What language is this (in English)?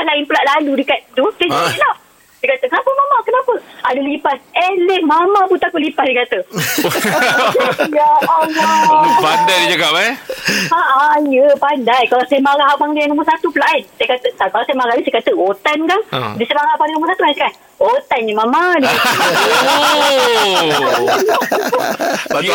Malay